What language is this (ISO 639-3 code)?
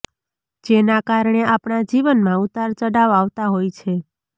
guj